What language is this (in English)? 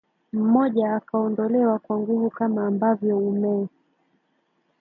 Swahili